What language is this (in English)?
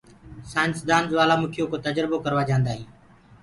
Gurgula